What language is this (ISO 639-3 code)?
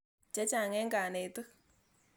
kln